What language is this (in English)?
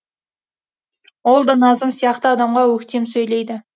Kazakh